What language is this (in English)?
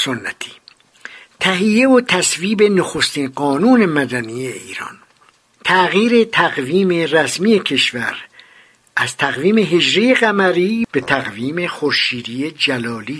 Persian